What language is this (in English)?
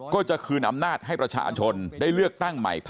Thai